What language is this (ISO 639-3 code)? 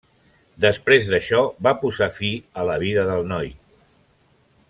cat